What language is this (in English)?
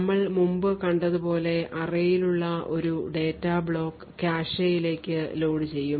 Malayalam